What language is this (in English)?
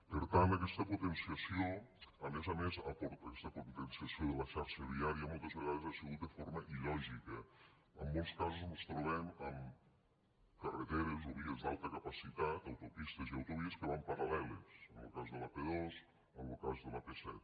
Catalan